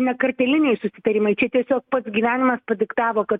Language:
Lithuanian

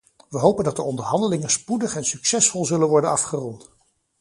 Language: Dutch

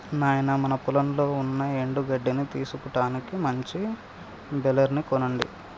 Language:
Telugu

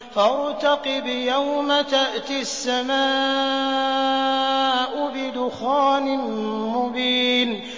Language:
Arabic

